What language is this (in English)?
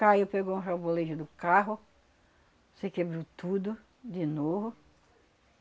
Portuguese